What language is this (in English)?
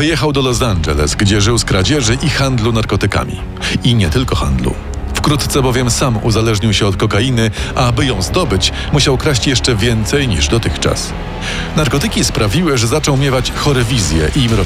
Polish